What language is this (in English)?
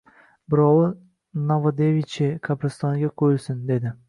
Uzbek